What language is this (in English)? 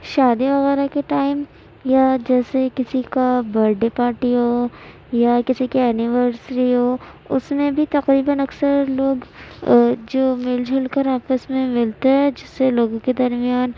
Urdu